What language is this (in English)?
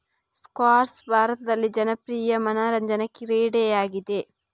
Kannada